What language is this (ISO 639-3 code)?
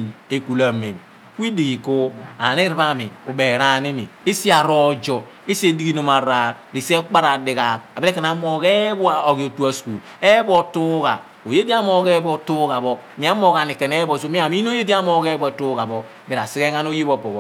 abn